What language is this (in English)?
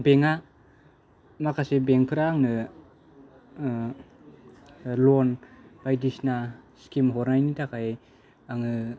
Bodo